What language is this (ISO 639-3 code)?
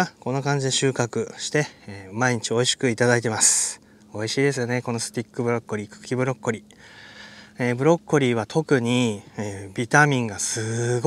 jpn